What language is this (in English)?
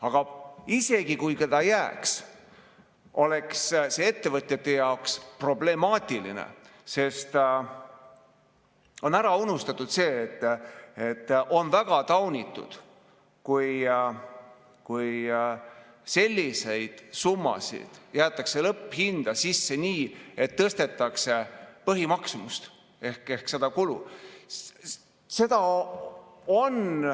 Estonian